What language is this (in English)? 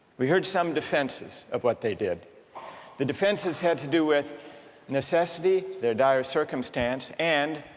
English